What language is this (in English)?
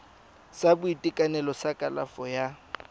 Tswana